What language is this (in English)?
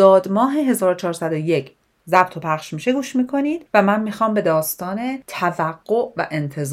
Persian